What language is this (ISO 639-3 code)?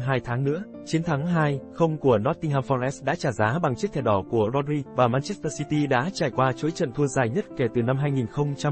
vie